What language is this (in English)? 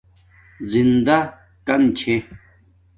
Domaaki